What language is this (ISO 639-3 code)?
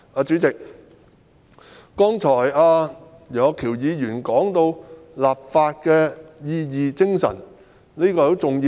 yue